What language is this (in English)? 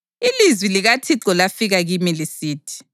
North Ndebele